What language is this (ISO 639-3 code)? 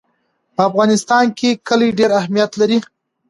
pus